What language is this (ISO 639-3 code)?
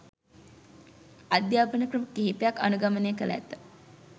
sin